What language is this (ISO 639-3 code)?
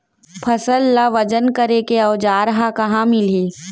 hne